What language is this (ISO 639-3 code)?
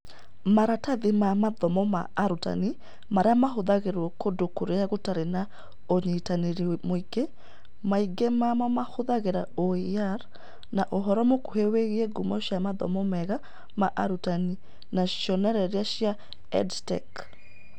kik